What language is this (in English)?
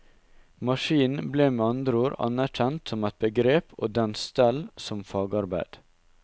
Norwegian